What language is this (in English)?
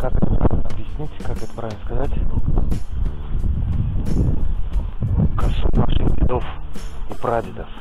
Russian